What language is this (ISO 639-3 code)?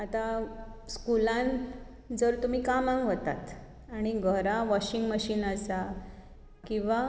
kok